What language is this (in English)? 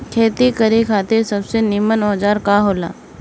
Bhojpuri